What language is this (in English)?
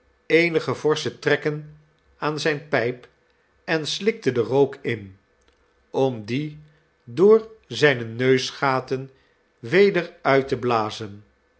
Dutch